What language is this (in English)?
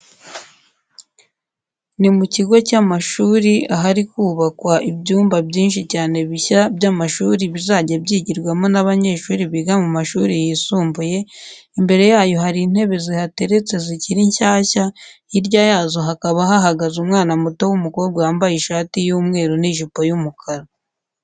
Kinyarwanda